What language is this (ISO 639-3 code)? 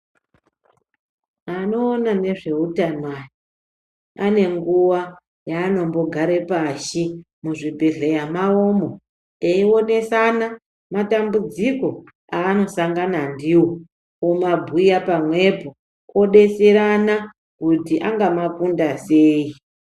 ndc